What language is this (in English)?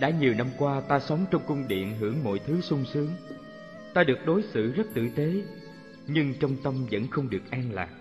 Vietnamese